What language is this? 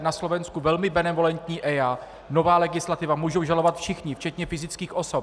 Czech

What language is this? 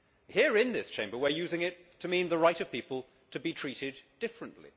English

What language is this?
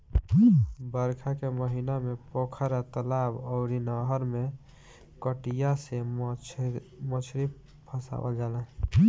Bhojpuri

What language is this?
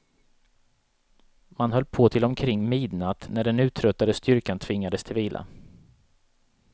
Swedish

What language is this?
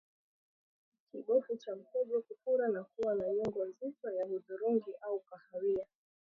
Swahili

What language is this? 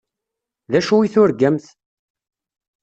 Kabyle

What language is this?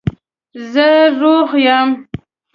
Pashto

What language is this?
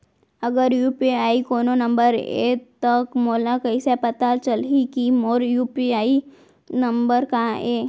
Chhattisgarhi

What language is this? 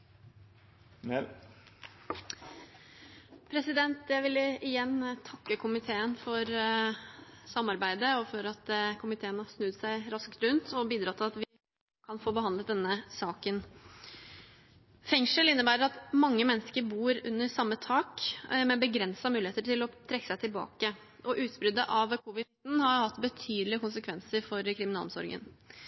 Norwegian Bokmål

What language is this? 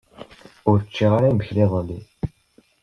Kabyle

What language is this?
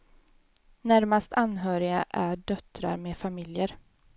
Swedish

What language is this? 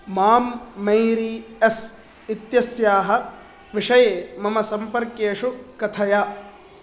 Sanskrit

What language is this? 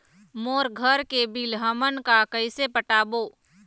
Chhattisgarhi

